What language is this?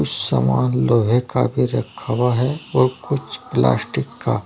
Hindi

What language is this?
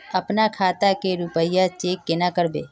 Magahi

